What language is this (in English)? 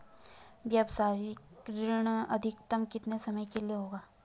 Hindi